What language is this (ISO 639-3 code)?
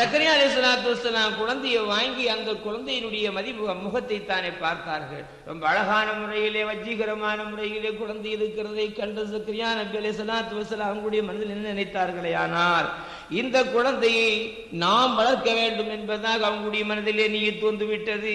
tam